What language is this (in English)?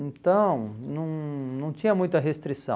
Portuguese